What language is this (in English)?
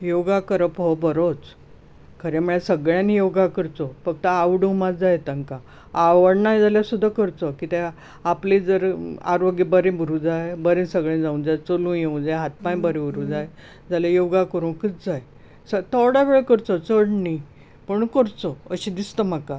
Konkani